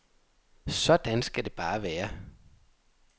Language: Danish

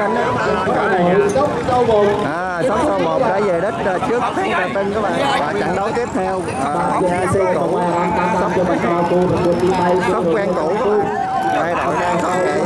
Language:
Vietnamese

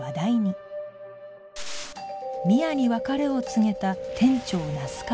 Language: Japanese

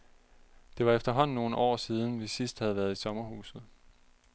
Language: Danish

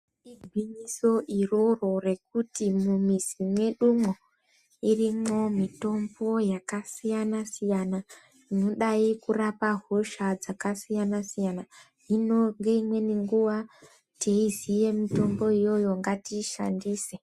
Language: Ndau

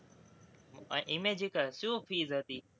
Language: Gujarati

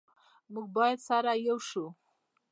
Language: Pashto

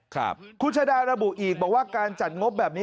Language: Thai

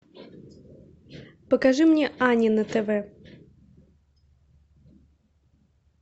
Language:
Russian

